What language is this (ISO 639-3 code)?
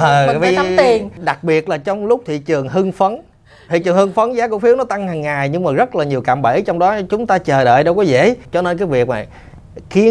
vie